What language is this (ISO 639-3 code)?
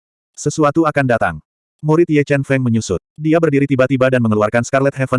ind